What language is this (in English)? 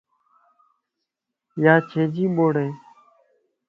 Lasi